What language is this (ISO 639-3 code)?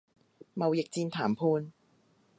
yue